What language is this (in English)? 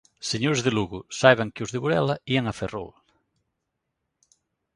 Galician